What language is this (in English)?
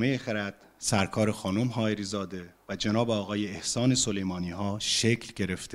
Persian